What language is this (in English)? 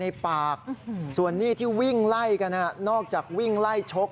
Thai